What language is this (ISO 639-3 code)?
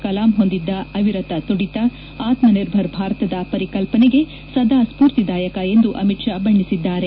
kan